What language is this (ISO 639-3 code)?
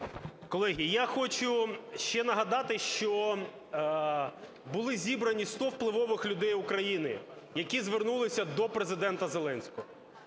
ukr